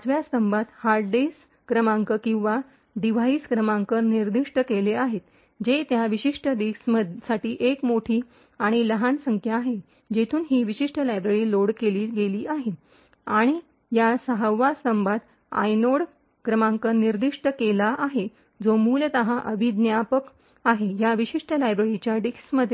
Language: Marathi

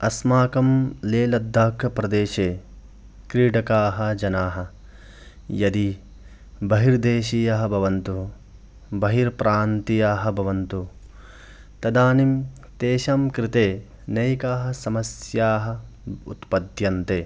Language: Sanskrit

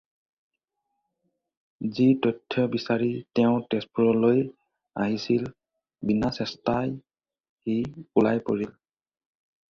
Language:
Assamese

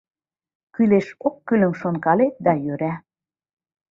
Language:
Mari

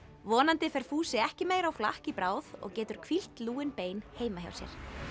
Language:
Icelandic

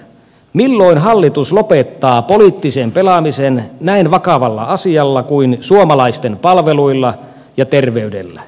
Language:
Finnish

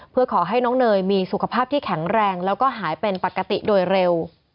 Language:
Thai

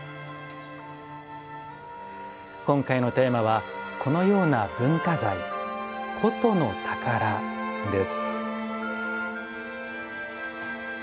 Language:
Japanese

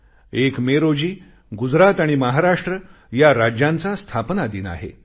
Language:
Marathi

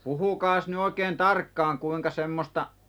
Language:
Finnish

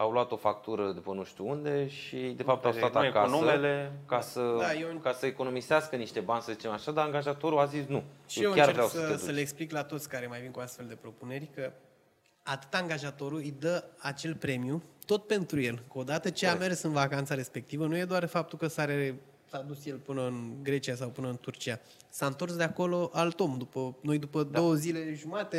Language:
Romanian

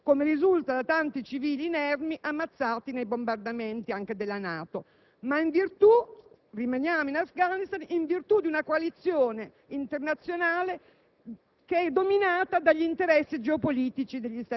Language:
Italian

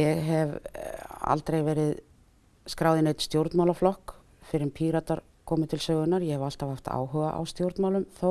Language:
Icelandic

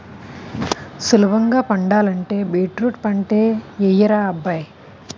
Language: Telugu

